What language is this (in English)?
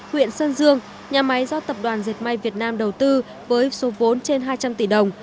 Vietnamese